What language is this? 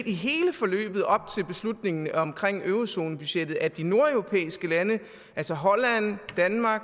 Danish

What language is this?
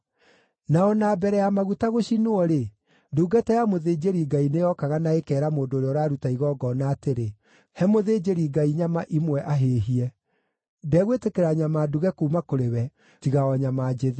Kikuyu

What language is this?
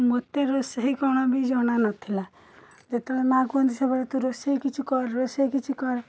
Odia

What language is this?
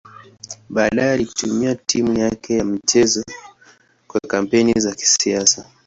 Swahili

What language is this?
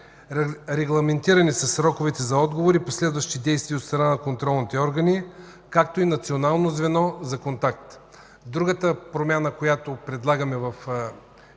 Bulgarian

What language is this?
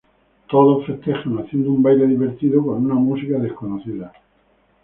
Spanish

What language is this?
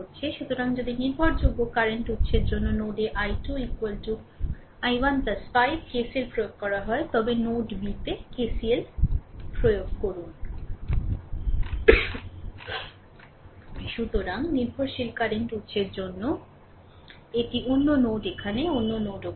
Bangla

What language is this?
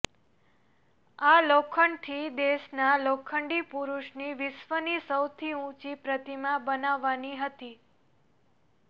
Gujarati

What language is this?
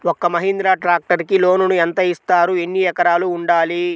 Telugu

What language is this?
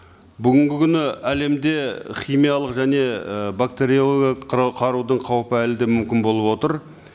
Kazakh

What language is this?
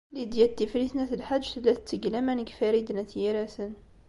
Kabyle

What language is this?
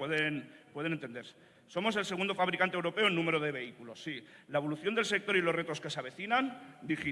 Spanish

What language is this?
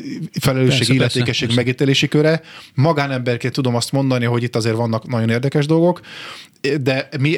Hungarian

